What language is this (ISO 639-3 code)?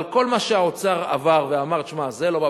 heb